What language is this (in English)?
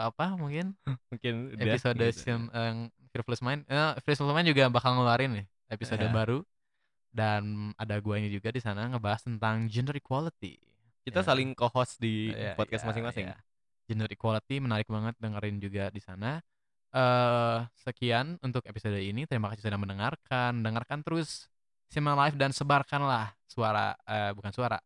Indonesian